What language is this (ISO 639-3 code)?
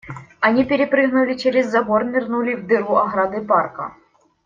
rus